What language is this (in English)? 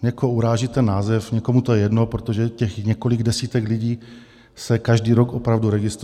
Czech